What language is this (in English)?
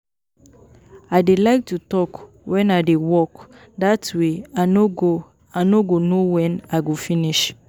Nigerian Pidgin